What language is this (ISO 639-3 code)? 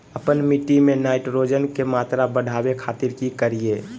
mag